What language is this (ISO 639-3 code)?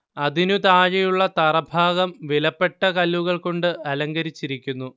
mal